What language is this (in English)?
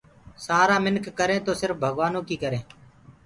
Gurgula